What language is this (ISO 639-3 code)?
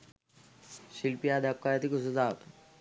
sin